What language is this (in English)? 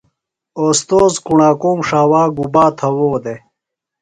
Phalura